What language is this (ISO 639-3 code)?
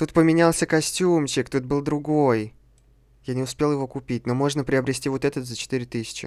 rus